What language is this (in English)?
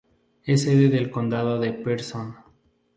Spanish